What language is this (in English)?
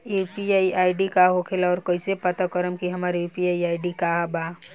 Bhojpuri